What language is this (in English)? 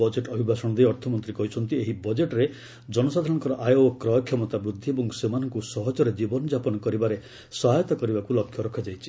Odia